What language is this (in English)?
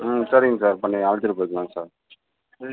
Tamil